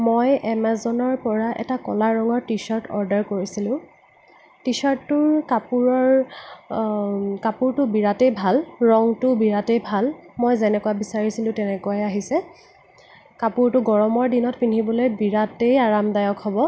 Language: Assamese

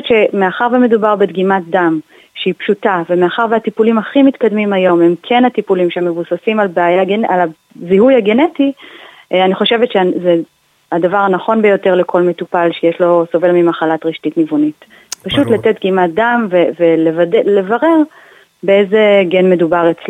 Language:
Hebrew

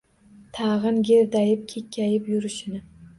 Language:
Uzbek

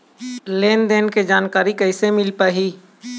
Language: Chhattisgarhi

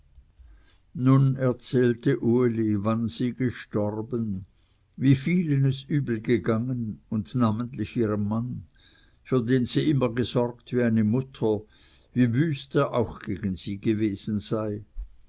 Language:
German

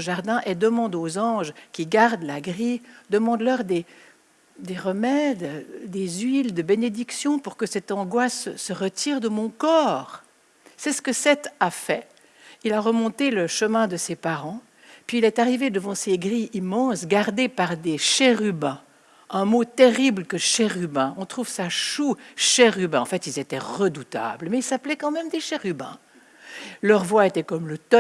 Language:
French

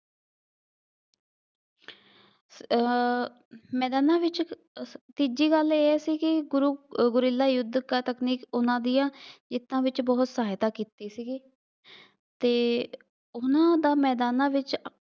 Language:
Punjabi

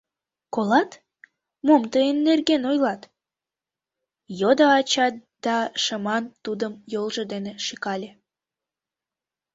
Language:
Mari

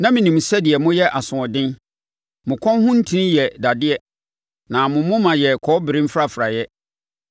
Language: Akan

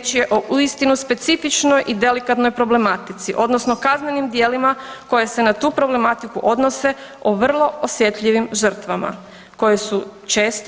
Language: Croatian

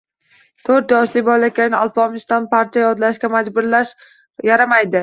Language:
Uzbek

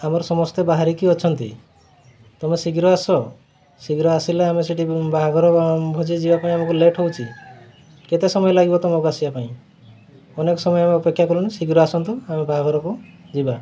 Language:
Odia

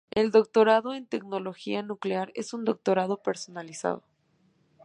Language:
Spanish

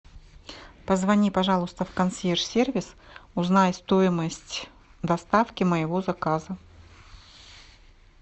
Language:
Russian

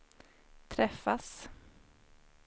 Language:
Swedish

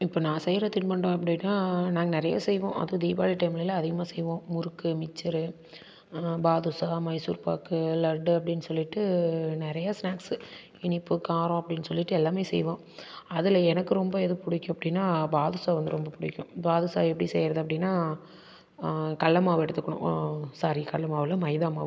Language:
Tamil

